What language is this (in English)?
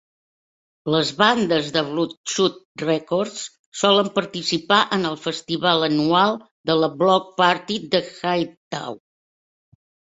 Catalan